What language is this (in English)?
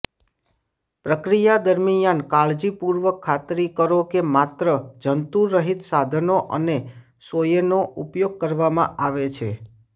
Gujarati